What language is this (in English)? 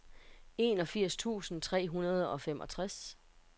Danish